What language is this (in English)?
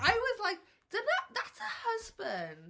Welsh